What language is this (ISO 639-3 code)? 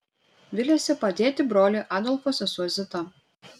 lit